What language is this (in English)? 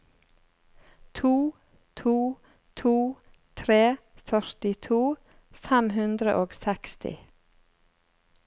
Norwegian